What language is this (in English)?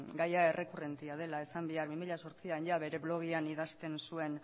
Basque